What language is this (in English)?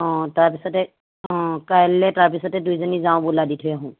Assamese